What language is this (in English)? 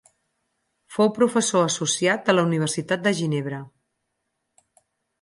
Catalan